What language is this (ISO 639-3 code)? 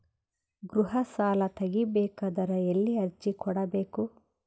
kan